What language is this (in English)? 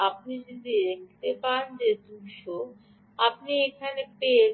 Bangla